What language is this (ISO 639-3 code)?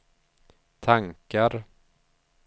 swe